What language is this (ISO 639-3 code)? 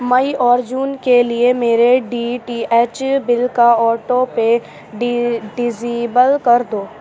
urd